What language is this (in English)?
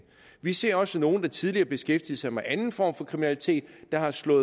Danish